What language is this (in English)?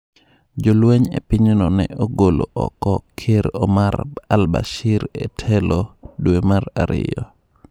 Luo (Kenya and Tanzania)